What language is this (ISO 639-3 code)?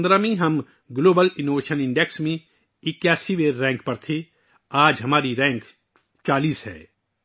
urd